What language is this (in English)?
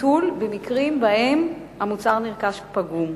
Hebrew